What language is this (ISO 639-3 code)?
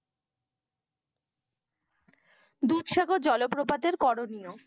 ben